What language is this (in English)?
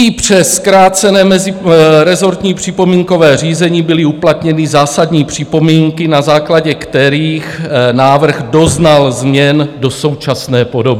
Czech